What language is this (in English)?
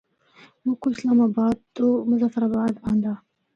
Northern Hindko